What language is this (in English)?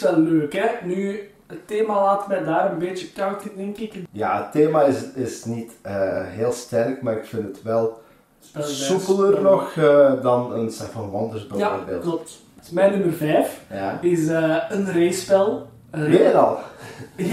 Dutch